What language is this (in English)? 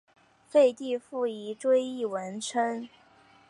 Chinese